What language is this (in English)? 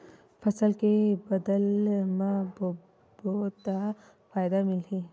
Chhattisgarhi